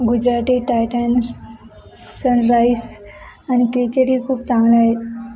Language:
Marathi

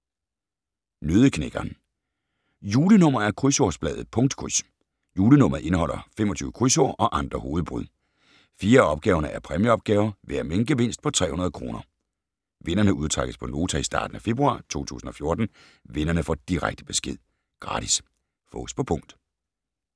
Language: Danish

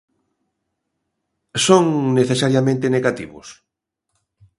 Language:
Galician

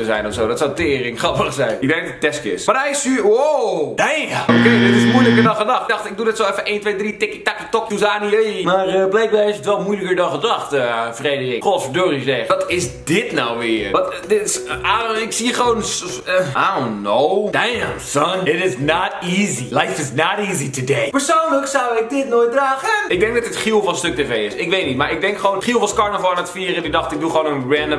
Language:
Dutch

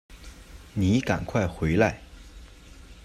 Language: Chinese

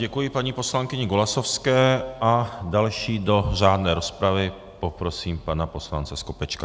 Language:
Czech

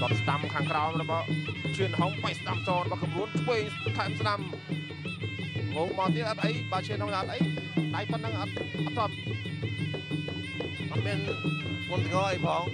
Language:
Vietnamese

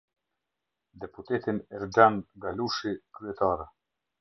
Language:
Albanian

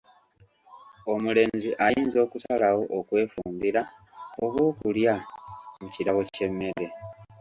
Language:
Ganda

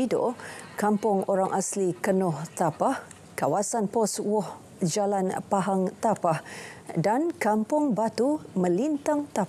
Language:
Malay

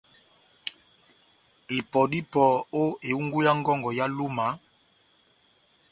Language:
Batanga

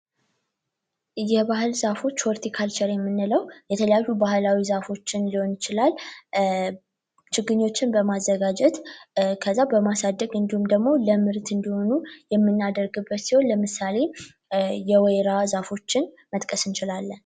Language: Amharic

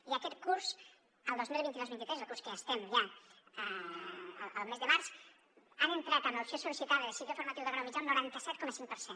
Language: Catalan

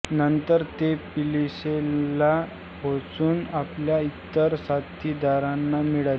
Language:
Marathi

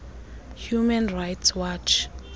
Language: Xhosa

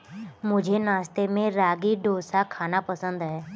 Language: Hindi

